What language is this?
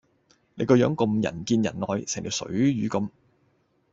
Cantonese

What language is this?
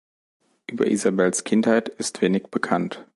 German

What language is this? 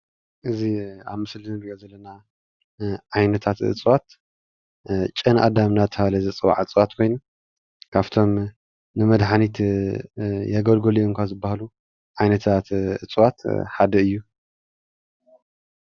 Tigrinya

